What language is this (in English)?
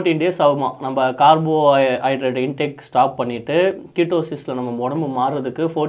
Tamil